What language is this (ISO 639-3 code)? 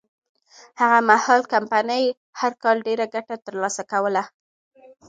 pus